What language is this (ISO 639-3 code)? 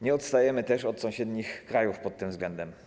pol